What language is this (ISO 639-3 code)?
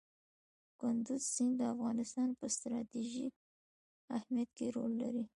pus